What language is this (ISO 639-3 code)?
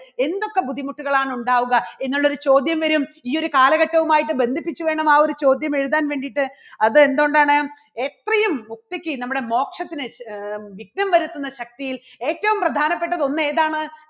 mal